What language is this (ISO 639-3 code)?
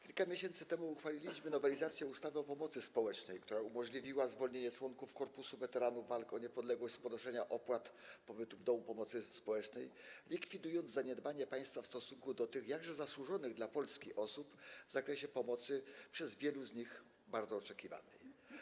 pol